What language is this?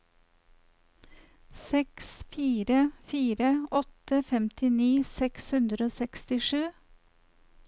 Norwegian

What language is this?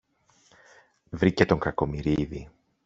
Greek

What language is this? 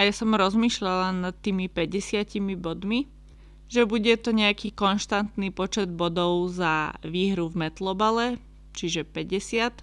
Slovak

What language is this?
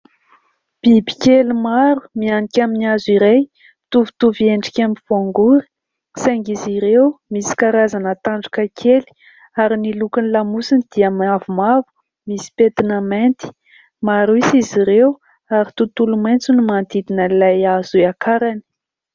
Malagasy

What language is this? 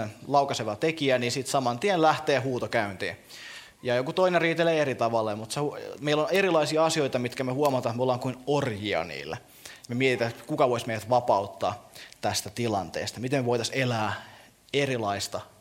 Finnish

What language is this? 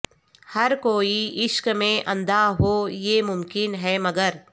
Urdu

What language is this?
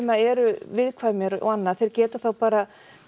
Icelandic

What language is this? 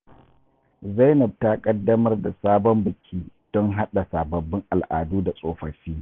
Hausa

